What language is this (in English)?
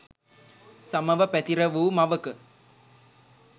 Sinhala